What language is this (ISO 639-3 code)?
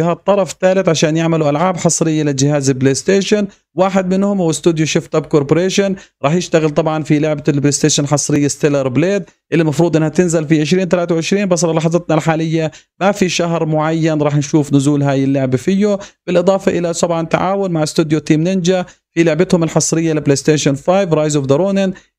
ara